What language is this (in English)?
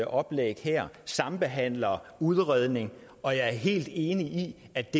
Danish